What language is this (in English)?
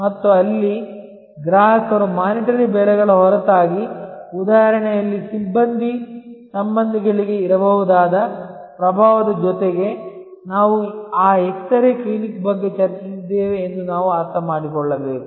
Kannada